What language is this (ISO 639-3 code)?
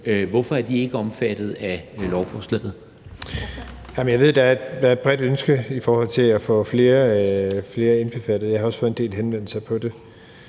dan